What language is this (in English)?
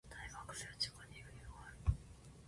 Japanese